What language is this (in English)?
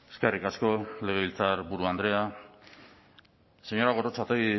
Basque